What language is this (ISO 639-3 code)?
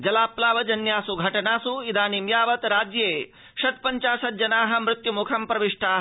san